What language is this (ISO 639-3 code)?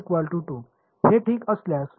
mar